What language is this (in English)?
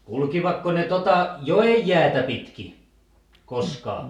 Finnish